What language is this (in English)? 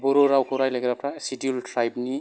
Bodo